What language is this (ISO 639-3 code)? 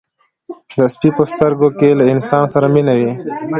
pus